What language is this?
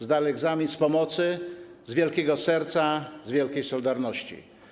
Polish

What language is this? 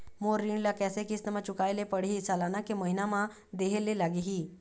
Chhattisgarhi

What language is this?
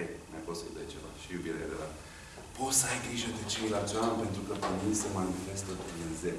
Romanian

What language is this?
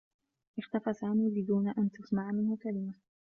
Arabic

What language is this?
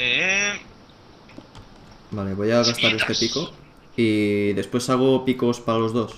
Spanish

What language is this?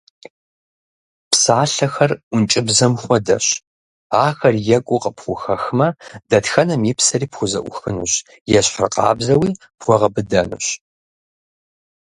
Kabardian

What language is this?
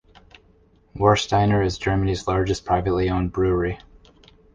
English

